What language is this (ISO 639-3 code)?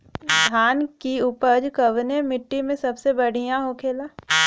bho